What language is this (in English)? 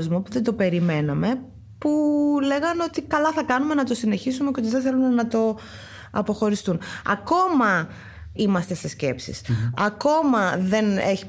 Greek